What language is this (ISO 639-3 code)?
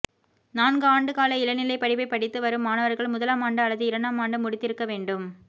tam